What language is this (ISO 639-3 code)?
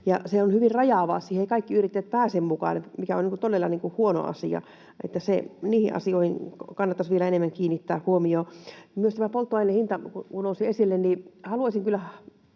fin